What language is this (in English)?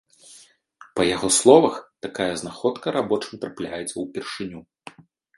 Belarusian